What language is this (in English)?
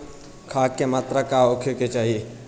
Bhojpuri